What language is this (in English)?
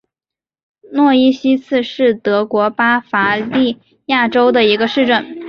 Chinese